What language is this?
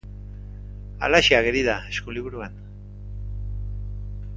Basque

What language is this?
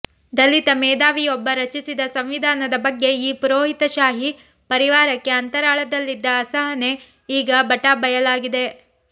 Kannada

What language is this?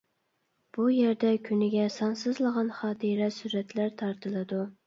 Uyghur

